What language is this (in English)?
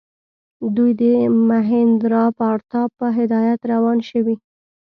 Pashto